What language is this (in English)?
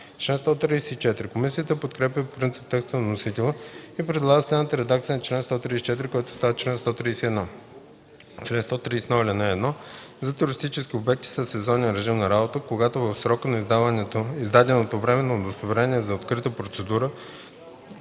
Bulgarian